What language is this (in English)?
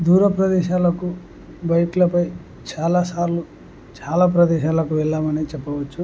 Telugu